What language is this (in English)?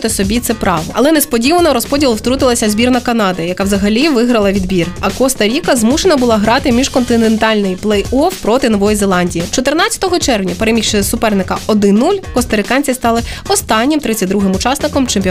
Ukrainian